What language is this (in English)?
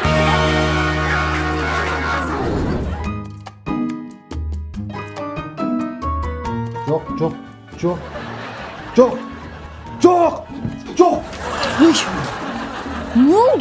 Turkish